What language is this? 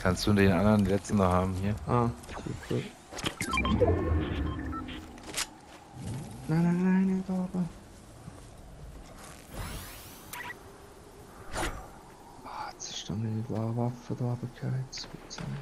German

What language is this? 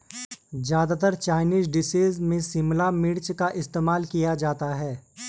Hindi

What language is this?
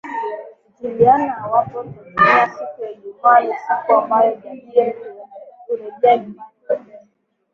Swahili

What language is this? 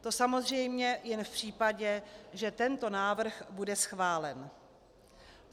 Czech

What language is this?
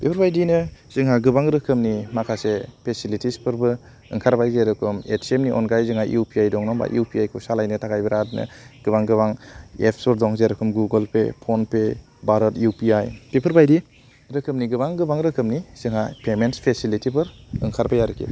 Bodo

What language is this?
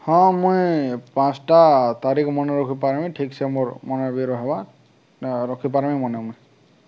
Odia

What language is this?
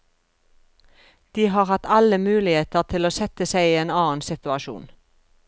Norwegian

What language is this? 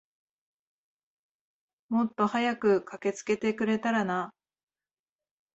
Japanese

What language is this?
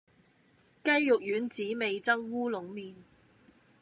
Cantonese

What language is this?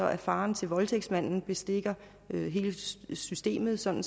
Danish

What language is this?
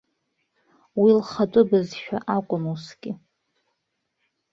Abkhazian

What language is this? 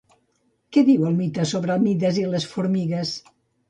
Catalan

